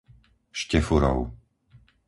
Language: Slovak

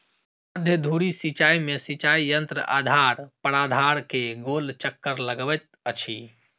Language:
Maithili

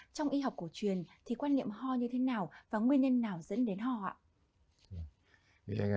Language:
Vietnamese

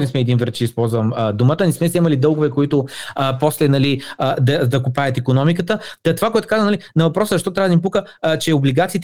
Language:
Bulgarian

